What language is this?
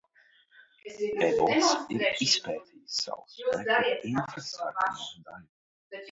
Latvian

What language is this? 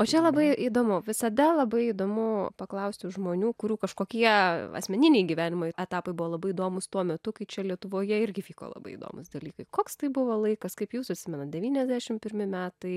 Lithuanian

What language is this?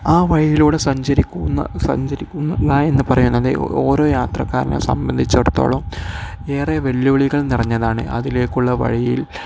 Malayalam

